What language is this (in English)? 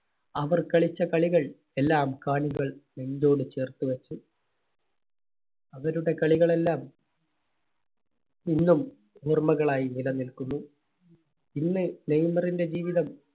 Malayalam